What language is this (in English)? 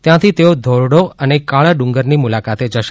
Gujarati